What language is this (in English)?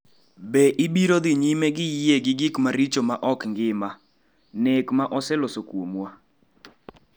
Luo (Kenya and Tanzania)